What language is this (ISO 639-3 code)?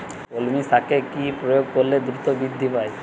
ben